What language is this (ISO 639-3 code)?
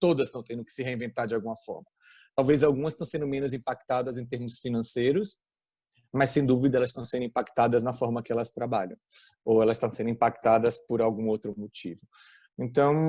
por